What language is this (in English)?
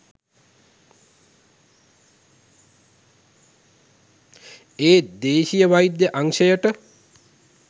Sinhala